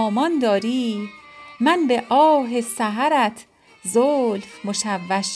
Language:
Persian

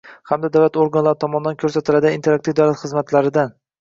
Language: Uzbek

